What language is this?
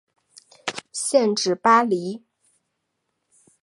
Chinese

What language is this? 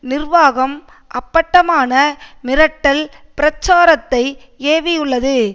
Tamil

